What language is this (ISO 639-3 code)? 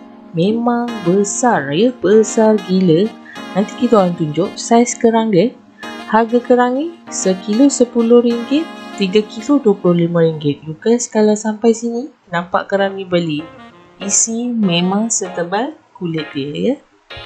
msa